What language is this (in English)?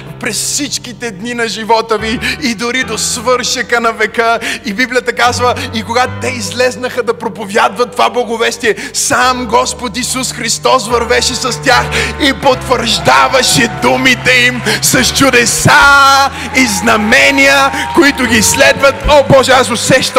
Bulgarian